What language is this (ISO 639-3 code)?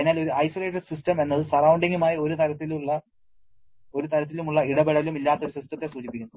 mal